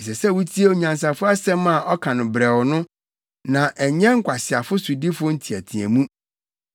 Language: Akan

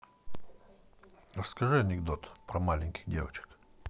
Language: Russian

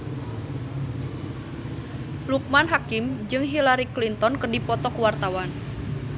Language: Sundanese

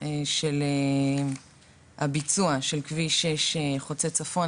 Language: Hebrew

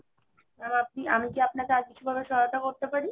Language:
Bangla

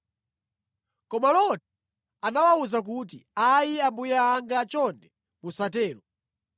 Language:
Nyanja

